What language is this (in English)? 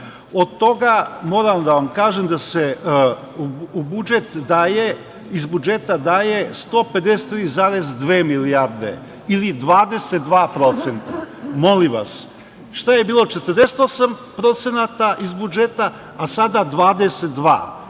Serbian